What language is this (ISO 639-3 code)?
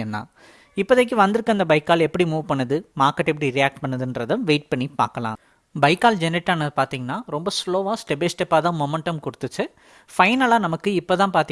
tam